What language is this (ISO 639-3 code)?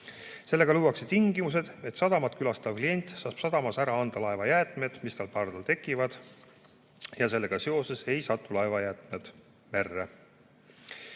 est